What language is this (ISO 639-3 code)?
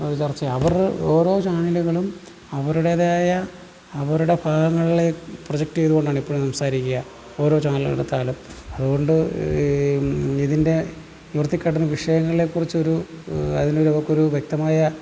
mal